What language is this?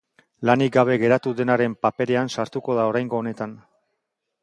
Basque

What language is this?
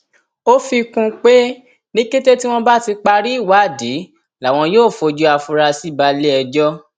Yoruba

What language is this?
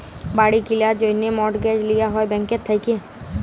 Bangla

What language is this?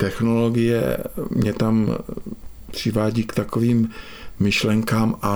Czech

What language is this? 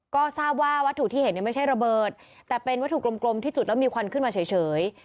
Thai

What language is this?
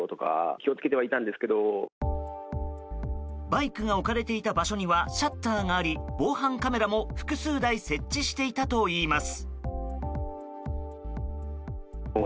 Japanese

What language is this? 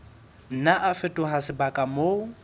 Southern Sotho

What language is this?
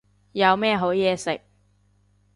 Cantonese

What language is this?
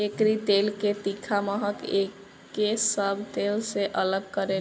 Bhojpuri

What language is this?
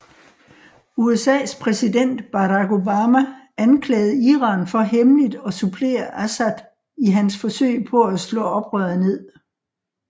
Danish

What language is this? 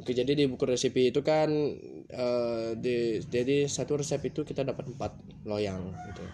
Indonesian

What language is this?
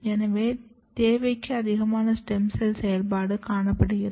Tamil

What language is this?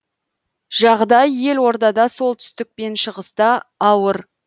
Kazakh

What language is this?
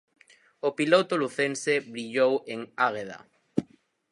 Galician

